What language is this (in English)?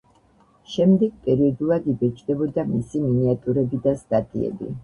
Georgian